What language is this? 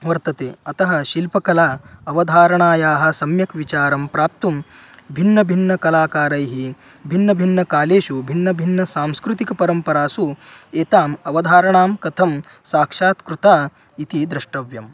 Sanskrit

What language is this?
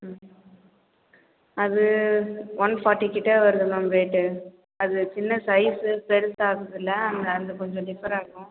Tamil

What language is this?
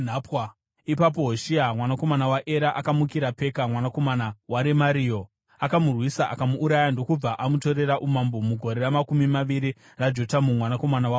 Shona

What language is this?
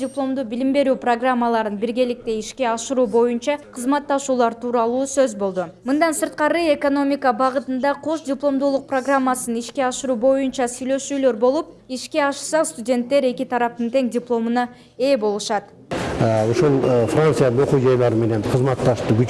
Turkish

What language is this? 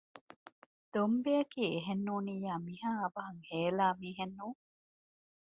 Divehi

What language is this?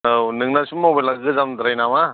Bodo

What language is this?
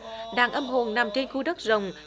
Vietnamese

